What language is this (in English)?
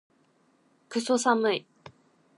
Japanese